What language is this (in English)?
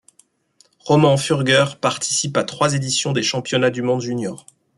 French